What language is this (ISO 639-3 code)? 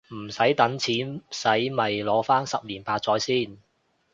yue